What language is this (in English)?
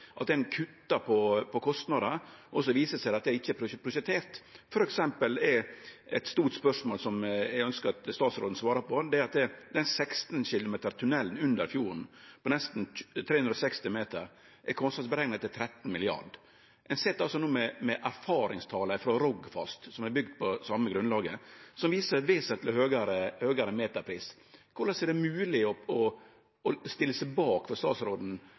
Norwegian Nynorsk